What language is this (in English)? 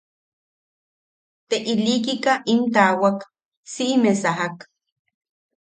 Yaqui